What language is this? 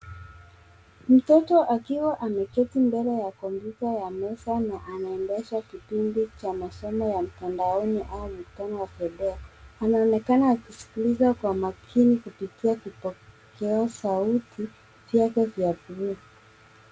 Swahili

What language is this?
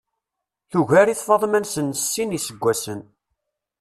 Kabyle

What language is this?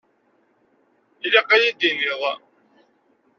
Kabyle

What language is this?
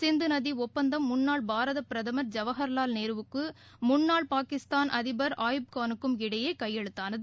Tamil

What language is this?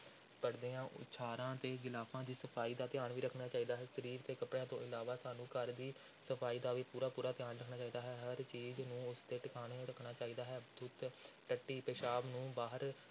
Punjabi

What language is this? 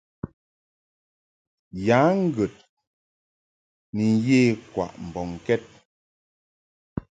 Mungaka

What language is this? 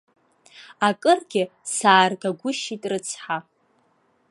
Abkhazian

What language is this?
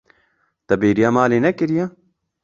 Kurdish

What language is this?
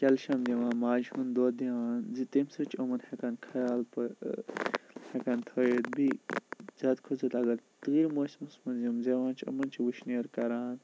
Kashmiri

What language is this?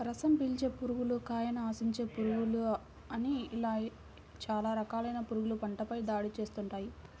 Telugu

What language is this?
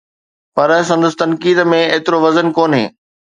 Sindhi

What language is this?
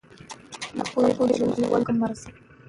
Pashto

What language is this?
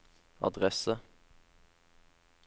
Norwegian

